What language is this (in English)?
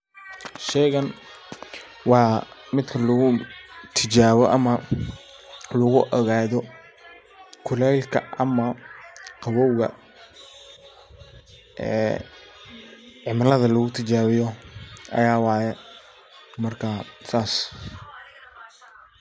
Somali